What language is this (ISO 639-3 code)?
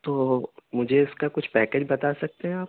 urd